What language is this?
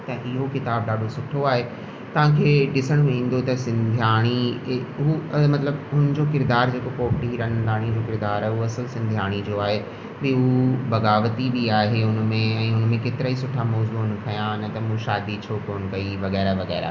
Sindhi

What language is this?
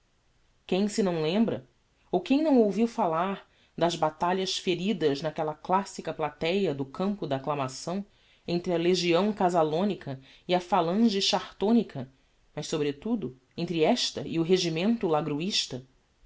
Portuguese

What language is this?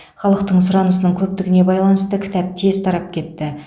Kazakh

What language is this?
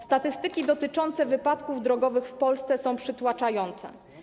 Polish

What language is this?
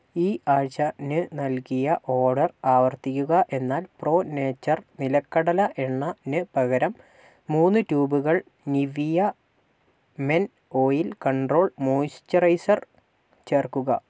Malayalam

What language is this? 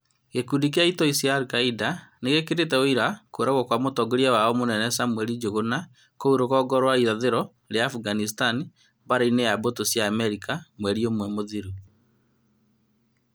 Kikuyu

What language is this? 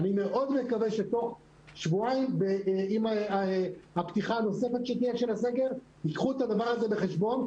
Hebrew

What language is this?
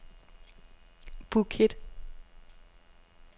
Danish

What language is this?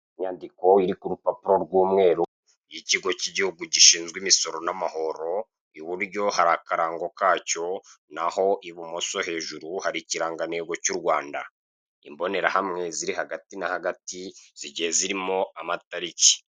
Kinyarwanda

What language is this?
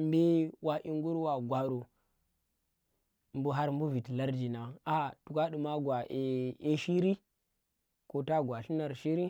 Tera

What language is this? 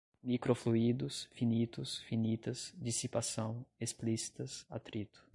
Portuguese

